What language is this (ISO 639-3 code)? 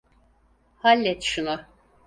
tur